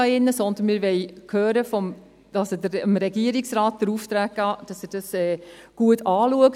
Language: Swiss German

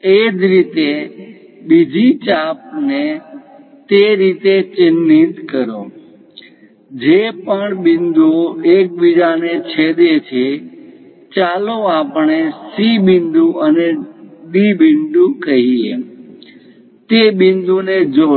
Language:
Gujarati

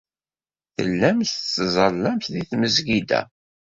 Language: Kabyle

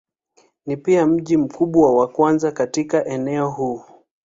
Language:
Swahili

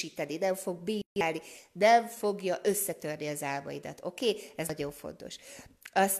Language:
Hungarian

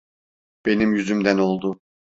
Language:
Turkish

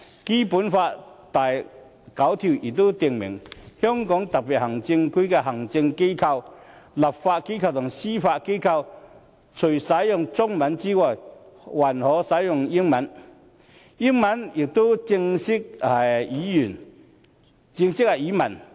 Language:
Cantonese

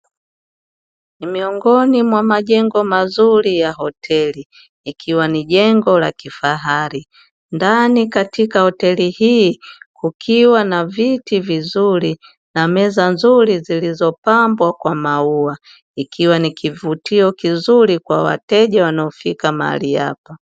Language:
Swahili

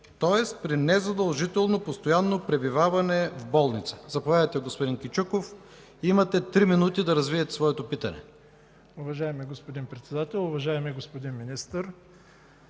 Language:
Bulgarian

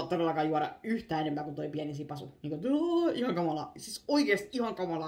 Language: Finnish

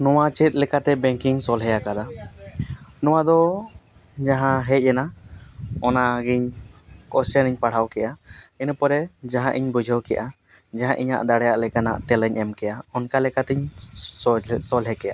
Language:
Santali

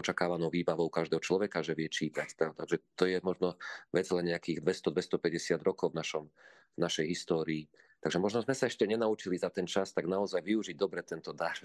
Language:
Slovak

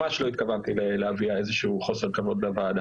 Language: Hebrew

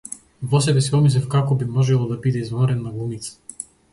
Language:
Macedonian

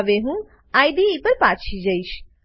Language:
Gujarati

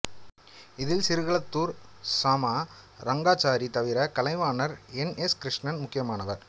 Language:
Tamil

